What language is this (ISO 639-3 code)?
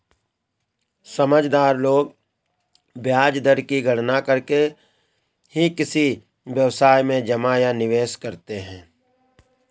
hin